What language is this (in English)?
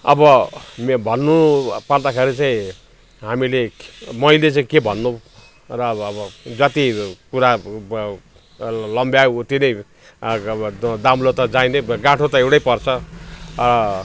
Nepali